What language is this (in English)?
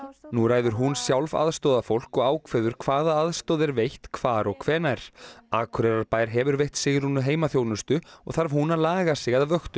Icelandic